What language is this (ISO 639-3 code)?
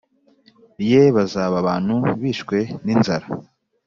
kin